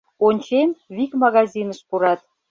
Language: Mari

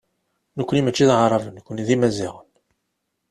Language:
Kabyle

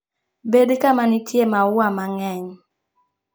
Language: Luo (Kenya and Tanzania)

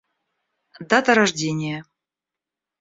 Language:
Russian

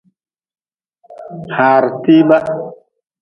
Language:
Nawdm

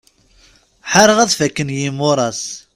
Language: Kabyle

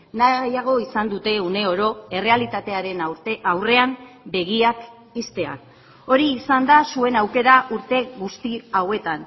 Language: Basque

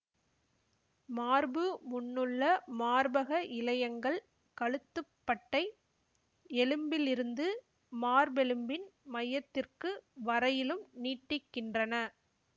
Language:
Tamil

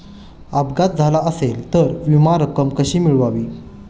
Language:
Marathi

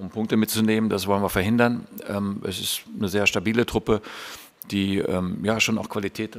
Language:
German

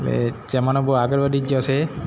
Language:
Gujarati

